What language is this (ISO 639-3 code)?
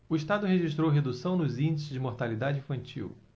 por